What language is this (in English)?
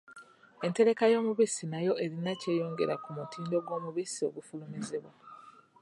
Ganda